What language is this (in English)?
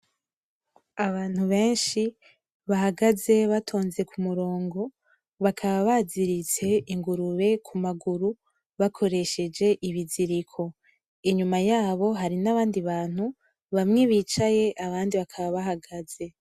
Rundi